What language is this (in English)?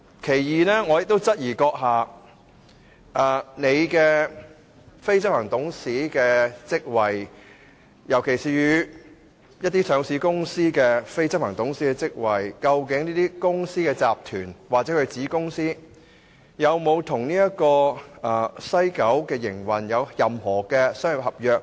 Cantonese